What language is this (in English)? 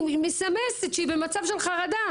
Hebrew